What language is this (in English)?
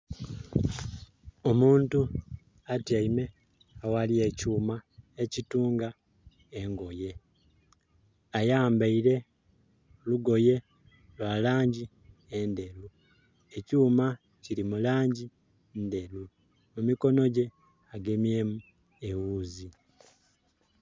Soga